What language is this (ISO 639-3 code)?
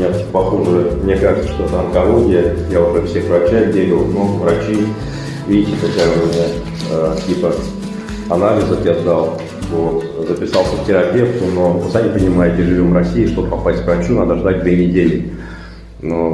rus